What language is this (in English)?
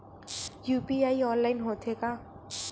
Chhattisgarhi